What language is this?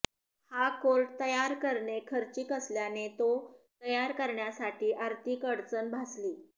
Marathi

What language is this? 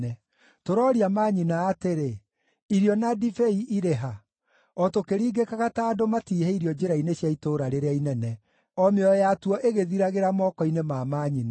Kikuyu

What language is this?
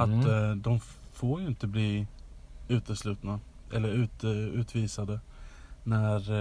Swedish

